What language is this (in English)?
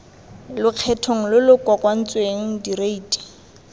Tswana